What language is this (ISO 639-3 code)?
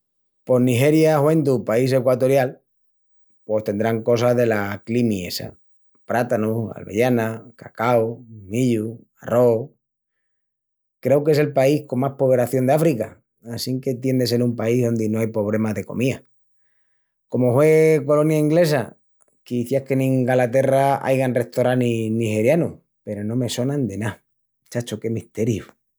ext